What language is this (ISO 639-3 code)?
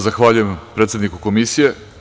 srp